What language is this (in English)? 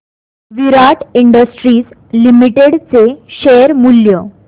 Marathi